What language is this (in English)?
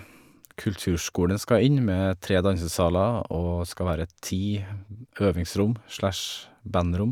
Norwegian